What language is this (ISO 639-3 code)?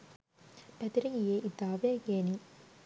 sin